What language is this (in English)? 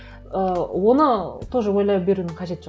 Kazakh